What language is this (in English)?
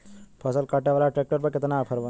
Bhojpuri